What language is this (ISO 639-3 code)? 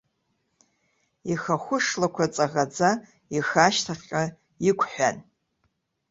abk